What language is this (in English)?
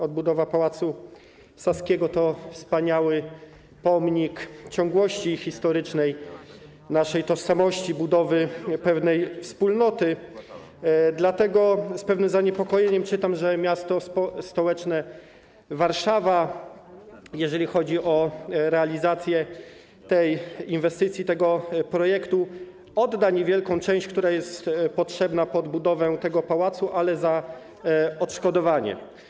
Polish